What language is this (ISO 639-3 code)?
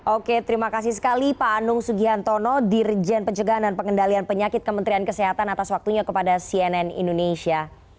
ind